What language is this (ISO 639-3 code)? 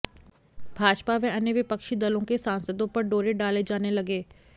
hin